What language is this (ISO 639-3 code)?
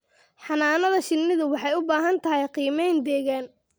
som